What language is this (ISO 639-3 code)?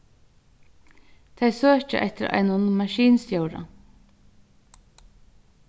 fao